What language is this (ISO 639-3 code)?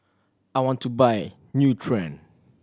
eng